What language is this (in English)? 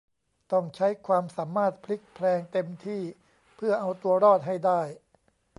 Thai